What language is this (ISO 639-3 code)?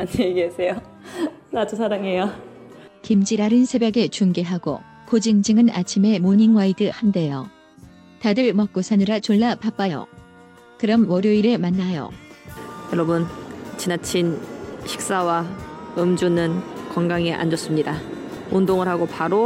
kor